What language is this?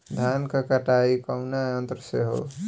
Bhojpuri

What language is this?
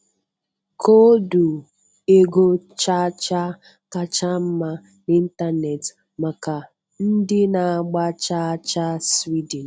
Igbo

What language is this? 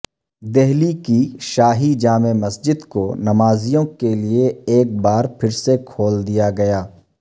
Urdu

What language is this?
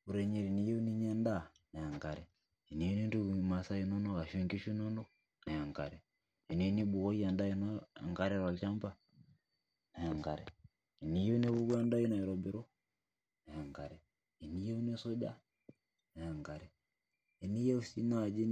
Masai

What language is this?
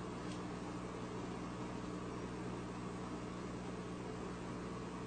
English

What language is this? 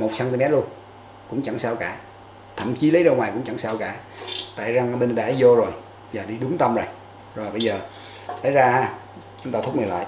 Vietnamese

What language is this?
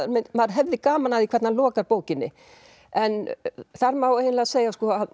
Icelandic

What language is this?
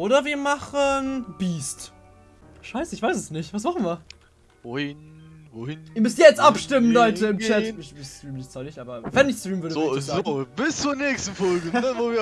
German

